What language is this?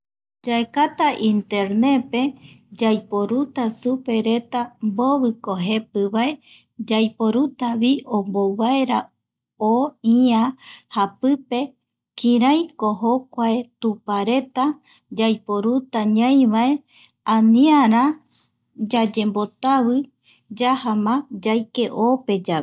Eastern Bolivian Guaraní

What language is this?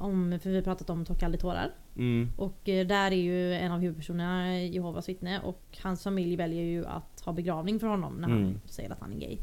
Swedish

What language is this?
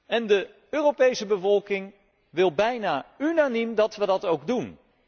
Dutch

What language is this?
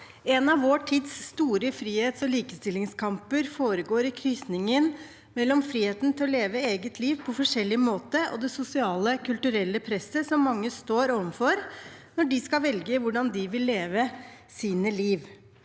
Norwegian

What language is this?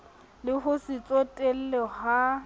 Southern Sotho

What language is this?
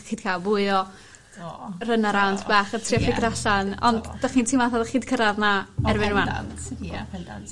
Welsh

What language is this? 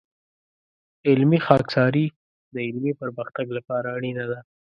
Pashto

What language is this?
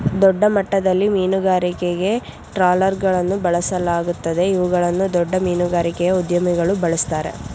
Kannada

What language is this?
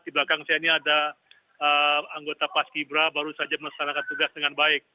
Indonesian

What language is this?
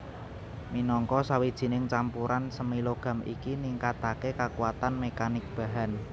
Javanese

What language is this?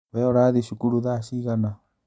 Kikuyu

